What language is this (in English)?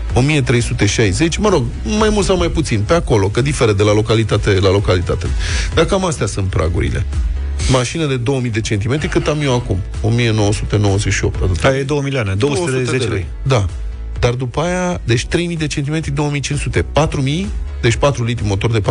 Romanian